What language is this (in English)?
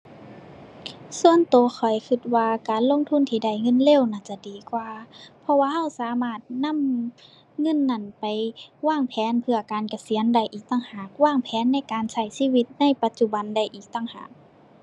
Thai